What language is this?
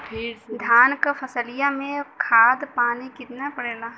Bhojpuri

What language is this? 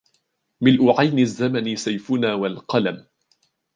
Arabic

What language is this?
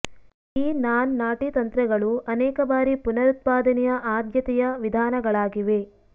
Kannada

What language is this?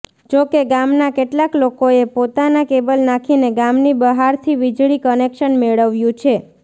Gujarati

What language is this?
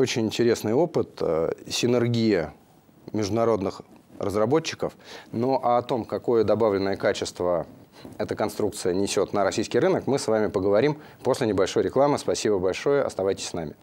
Russian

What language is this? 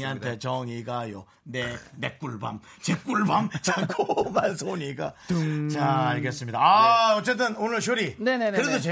Korean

